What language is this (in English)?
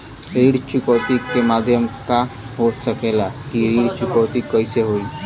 Bhojpuri